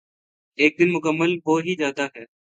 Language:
Urdu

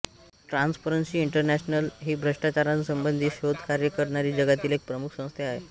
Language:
Marathi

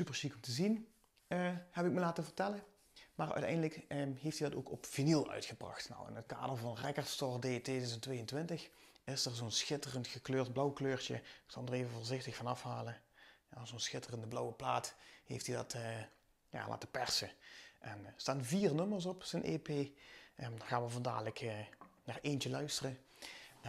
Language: Dutch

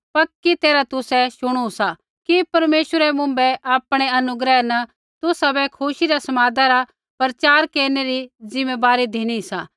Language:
Kullu Pahari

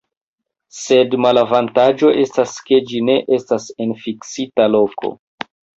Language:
Esperanto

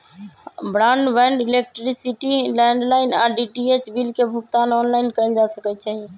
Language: Magahi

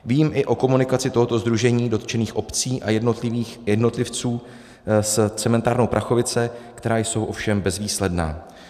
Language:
Czech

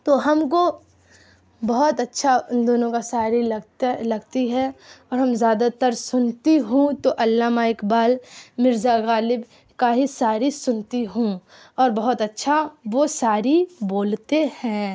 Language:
Urdu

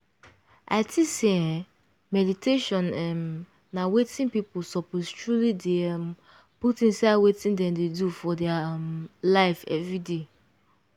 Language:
Nigerian Pidgin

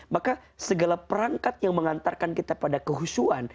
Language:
Indonesian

